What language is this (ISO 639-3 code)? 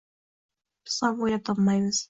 uzb